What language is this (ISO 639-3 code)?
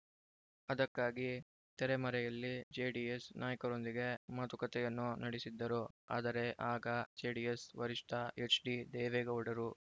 kan